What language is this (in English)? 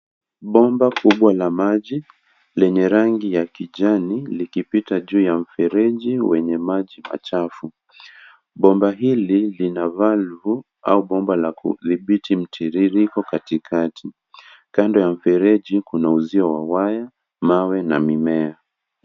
Swahili